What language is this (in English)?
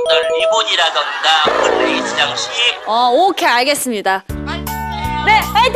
Korean